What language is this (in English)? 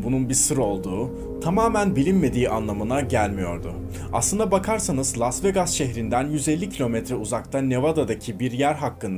Turkish